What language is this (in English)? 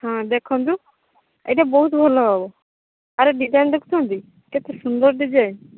Odia